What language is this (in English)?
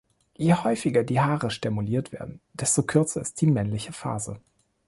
German